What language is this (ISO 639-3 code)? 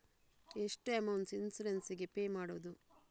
kan